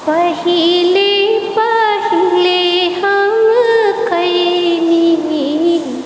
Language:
Maithili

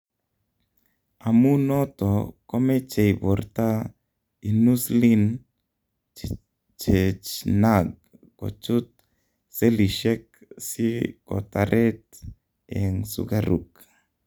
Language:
Kalenjin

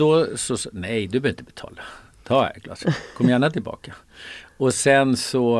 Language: Swedish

